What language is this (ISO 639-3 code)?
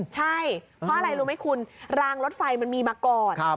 tha